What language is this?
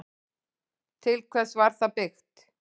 Icelandic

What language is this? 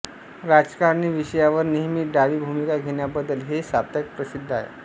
Marathi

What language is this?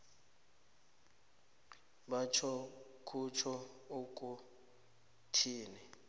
South Ndebele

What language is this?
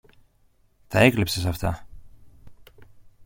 Greek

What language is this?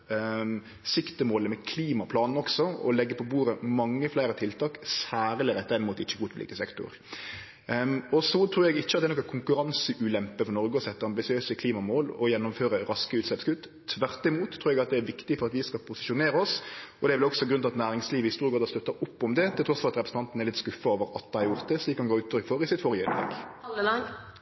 Norwegian Nynorsk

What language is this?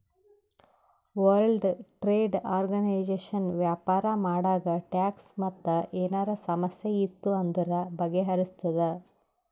Kannada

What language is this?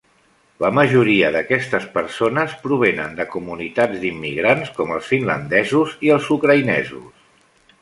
Catalan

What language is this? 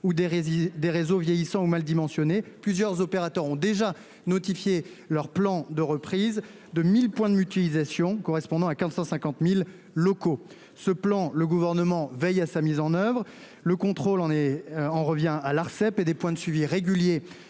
French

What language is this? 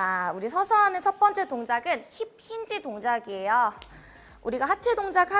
Korean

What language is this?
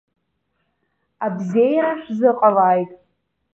Abkhazian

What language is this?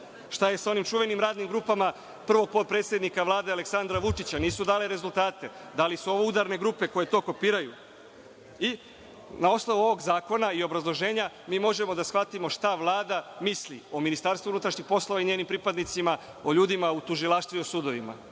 Serbian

